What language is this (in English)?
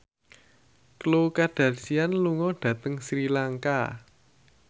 Javanese